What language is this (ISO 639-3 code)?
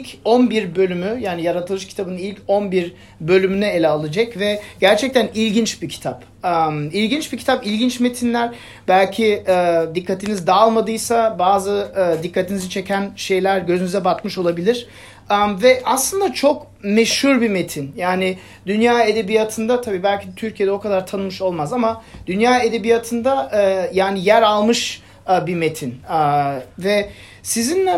tur